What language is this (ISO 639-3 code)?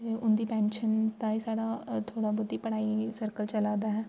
doi